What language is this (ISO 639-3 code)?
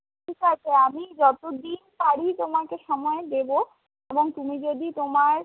ben